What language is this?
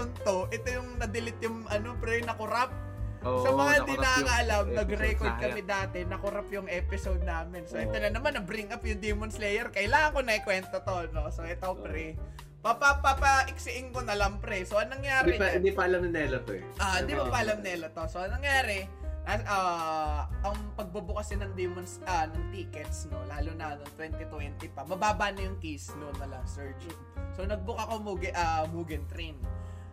Filipino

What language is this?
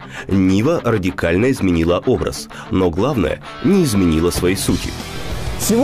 Russian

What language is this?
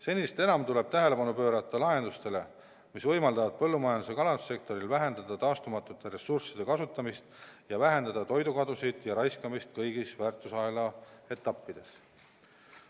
Estonian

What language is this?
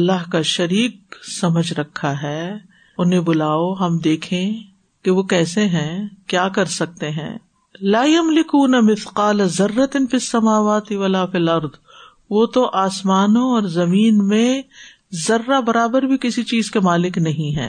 Urdu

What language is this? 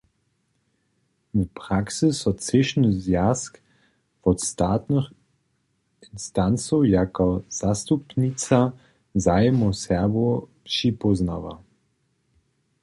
Upper Sorbian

